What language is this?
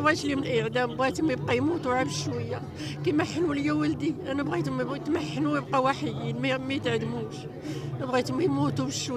Arabic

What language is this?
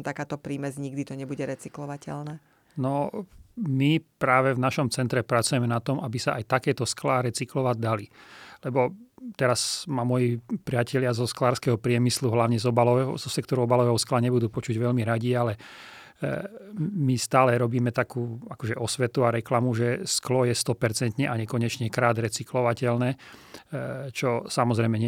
Slovak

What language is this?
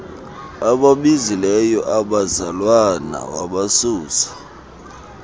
Xhosa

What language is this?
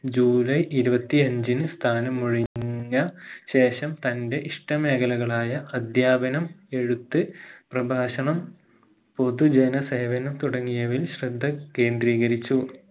Malayalam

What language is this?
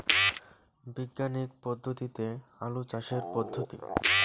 Bangla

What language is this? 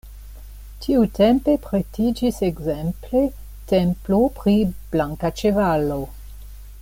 Esperanto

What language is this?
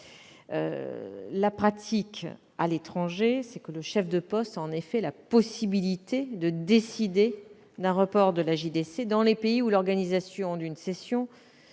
French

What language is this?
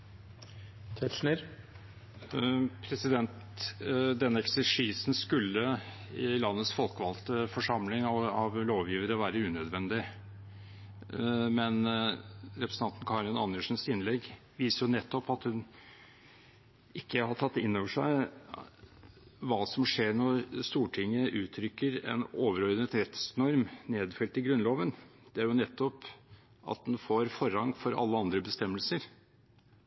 Norwegian Bokmål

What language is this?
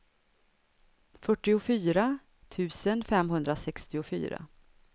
Swedish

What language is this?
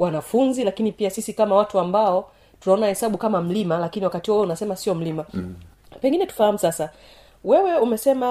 Swahili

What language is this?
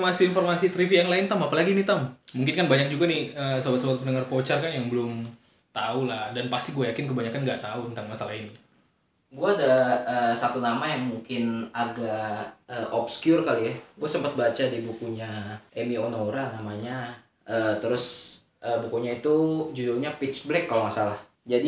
Indonesian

